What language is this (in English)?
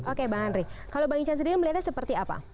Indonesian